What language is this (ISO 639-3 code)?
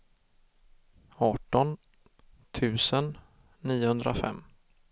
swe